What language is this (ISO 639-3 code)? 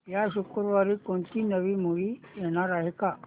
mar